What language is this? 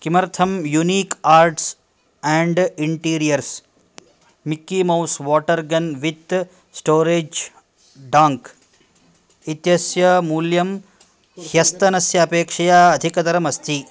Sanskrit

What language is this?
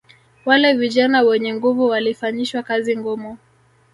Swahili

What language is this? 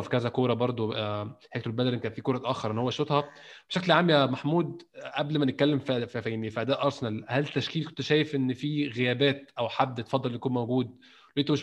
Arabic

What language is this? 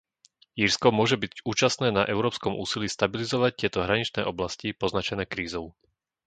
Slovak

